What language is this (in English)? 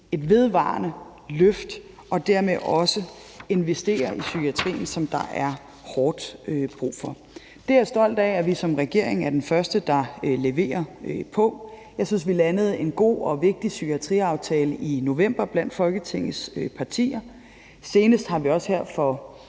Danish